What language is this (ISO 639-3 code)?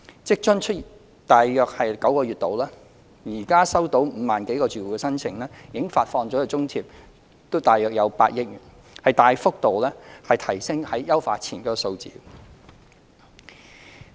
yue